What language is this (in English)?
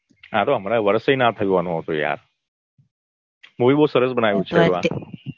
Gujarati